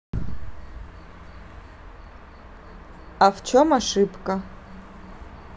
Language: Russian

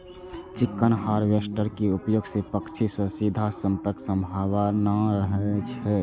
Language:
Maithili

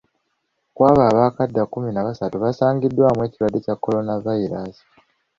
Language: Ganda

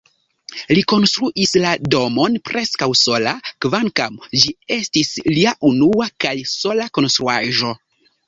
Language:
Esperanto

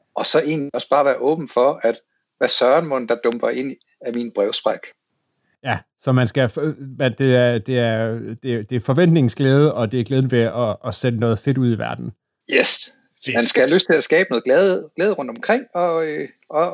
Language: Danish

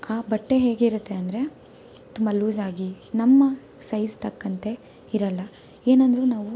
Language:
Kannada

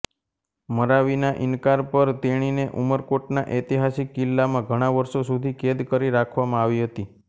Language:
Gujarati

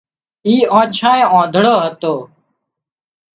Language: Wadiyara Koli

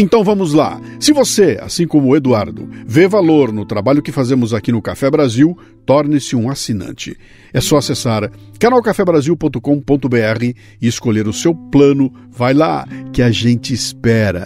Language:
Portuguese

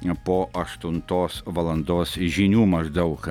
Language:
Lithuanian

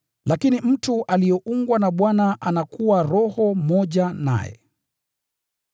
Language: Swahili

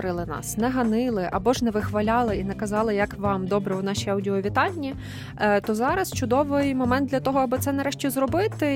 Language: Ukrainian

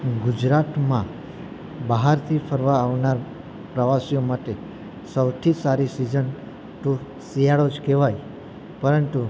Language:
Gujarati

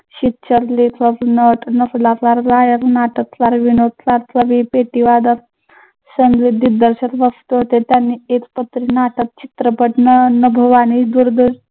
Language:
Marathi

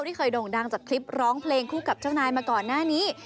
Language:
Thai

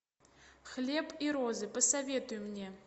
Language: Russian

